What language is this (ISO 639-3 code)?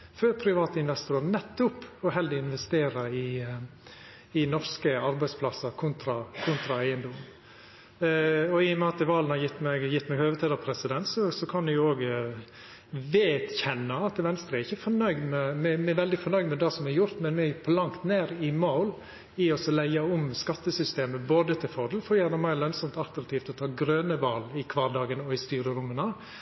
nno